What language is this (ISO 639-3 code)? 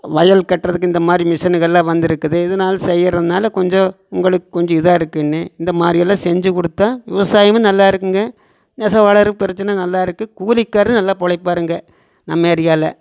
tam